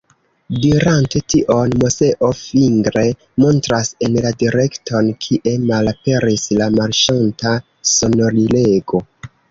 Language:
Esperanto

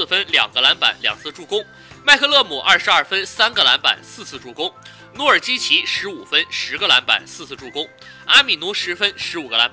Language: Chinese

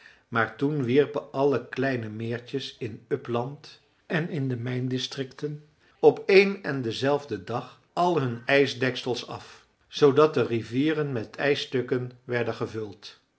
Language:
Dutch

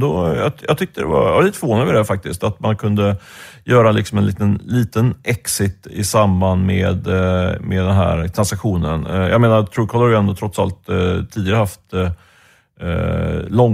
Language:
Swedish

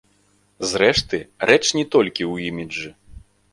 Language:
Belarusian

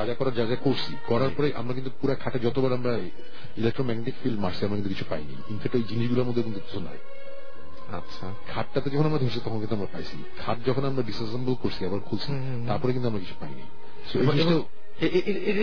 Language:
Bangla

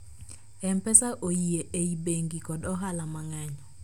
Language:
Luo (Kenya and Tanzania)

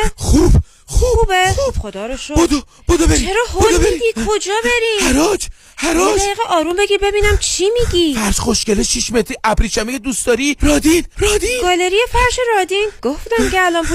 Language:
Persian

